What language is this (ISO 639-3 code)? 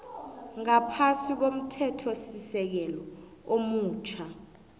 nbl